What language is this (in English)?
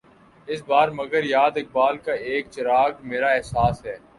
Urdu